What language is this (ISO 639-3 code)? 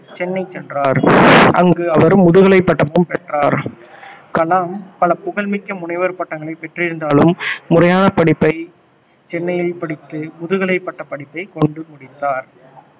tam